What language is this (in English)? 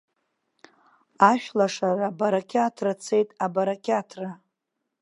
Abkhazian